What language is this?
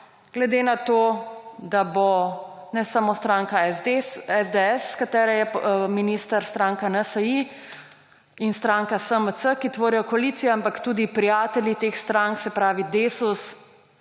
Slovenian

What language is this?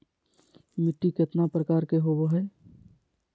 Magahi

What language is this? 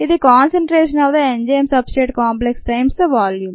Telugu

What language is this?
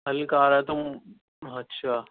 Urdu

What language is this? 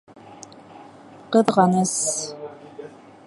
Bashkir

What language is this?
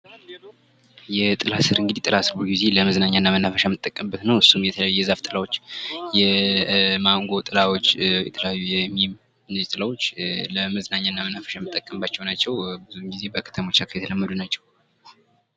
Amharic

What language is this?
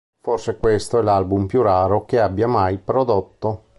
Italian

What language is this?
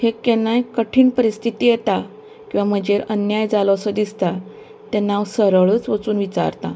Konkani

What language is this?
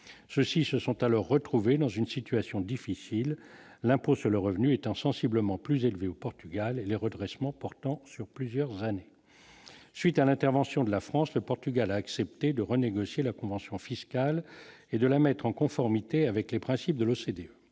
French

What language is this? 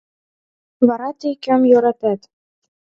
Mari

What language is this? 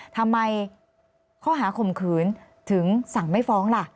Thai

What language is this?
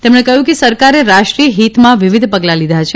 Gujarati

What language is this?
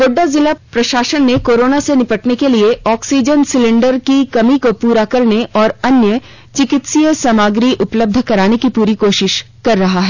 Hindi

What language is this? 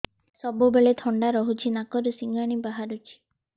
Odia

